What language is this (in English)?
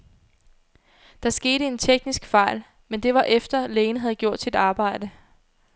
Danish